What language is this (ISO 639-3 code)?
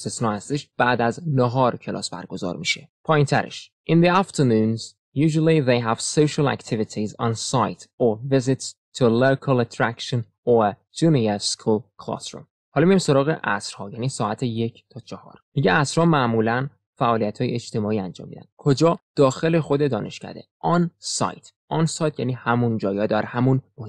fas